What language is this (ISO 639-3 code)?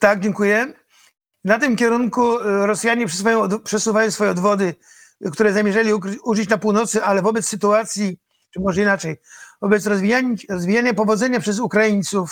pol